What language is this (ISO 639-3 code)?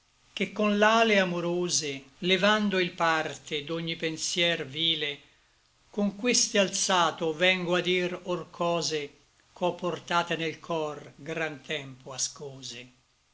ita